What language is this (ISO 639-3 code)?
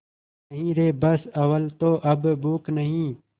hin